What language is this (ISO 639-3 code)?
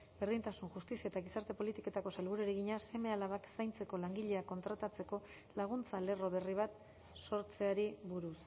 eus